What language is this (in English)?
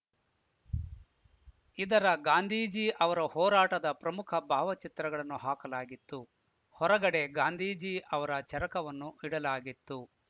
Kannada